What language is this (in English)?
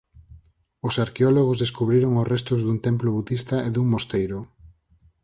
Galician